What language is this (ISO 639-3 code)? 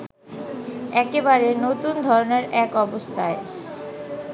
ben